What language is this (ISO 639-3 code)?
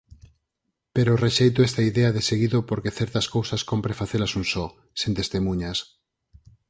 glg